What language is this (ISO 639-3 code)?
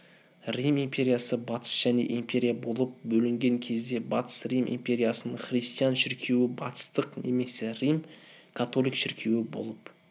kaz